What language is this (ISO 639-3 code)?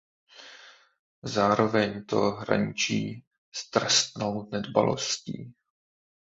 ces